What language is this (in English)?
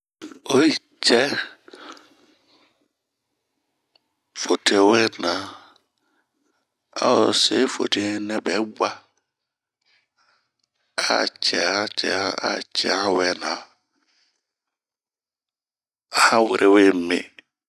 Bomu